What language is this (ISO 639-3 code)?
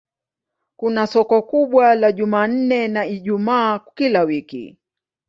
swa